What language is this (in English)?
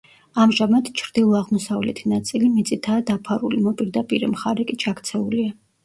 Georgian